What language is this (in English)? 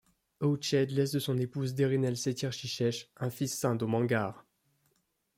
French